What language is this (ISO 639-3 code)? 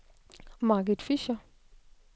dan